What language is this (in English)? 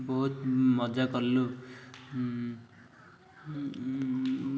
Odia